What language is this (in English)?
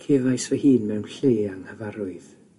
Welsh